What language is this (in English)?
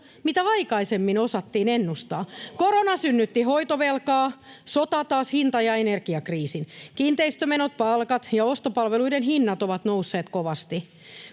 Finnish